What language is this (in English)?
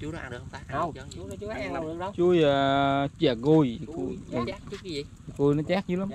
Vietnamese